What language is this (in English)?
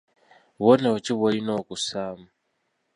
Ganda